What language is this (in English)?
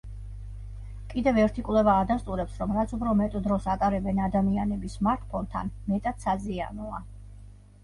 Georgian